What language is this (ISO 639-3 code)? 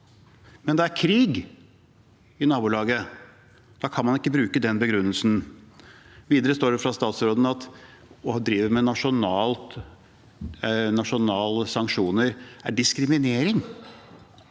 nor